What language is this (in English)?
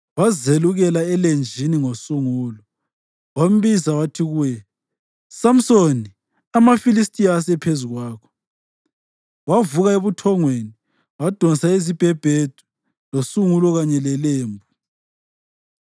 North Ndebele